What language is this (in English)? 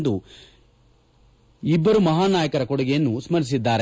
Kannada